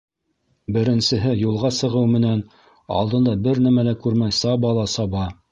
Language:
Bashkir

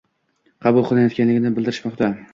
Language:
Uzbek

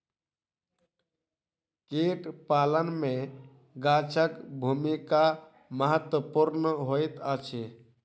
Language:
Maithili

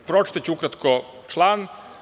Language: Serbian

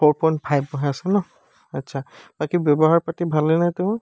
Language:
Assamese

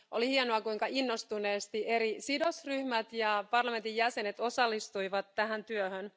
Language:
Finnish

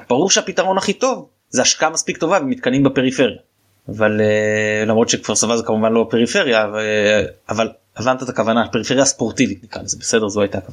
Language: Hebrew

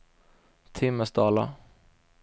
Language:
Swedish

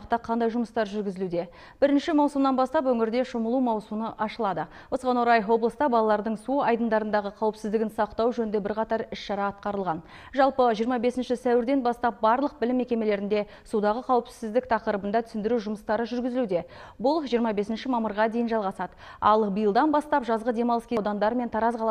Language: Russian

